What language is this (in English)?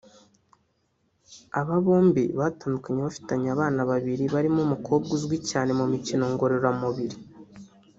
Kinyarwanda